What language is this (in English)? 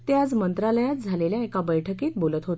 Marathi